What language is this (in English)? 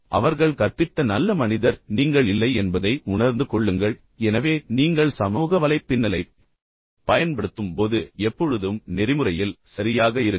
Tamil